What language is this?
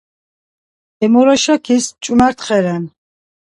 Laz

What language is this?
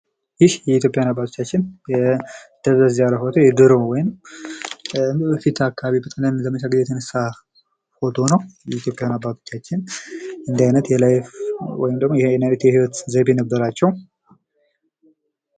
Amharic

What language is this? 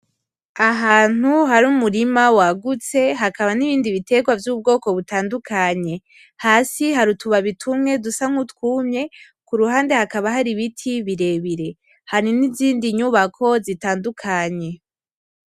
Rundi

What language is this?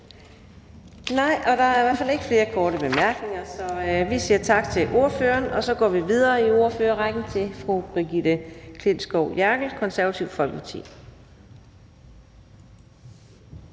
Danish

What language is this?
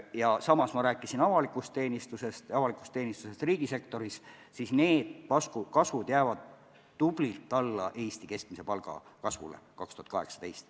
Estonian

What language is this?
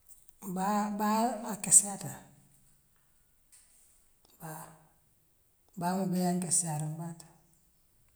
Western Maninkakan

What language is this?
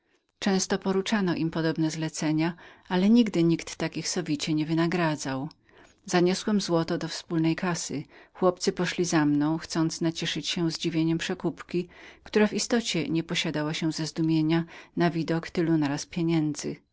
Polish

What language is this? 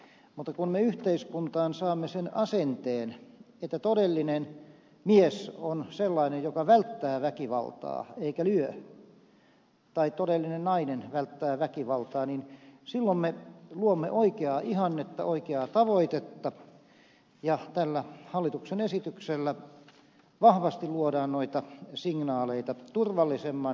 Finnish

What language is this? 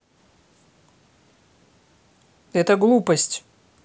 Russian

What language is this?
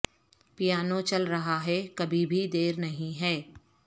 Urdu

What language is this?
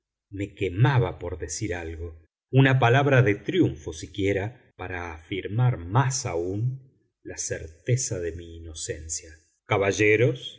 Spanish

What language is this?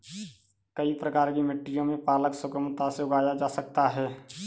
Hindi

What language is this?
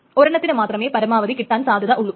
Malayalam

